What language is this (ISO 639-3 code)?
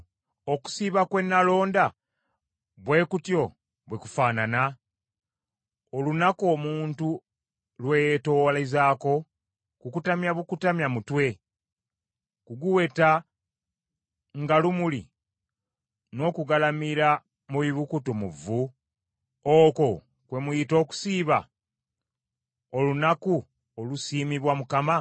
lug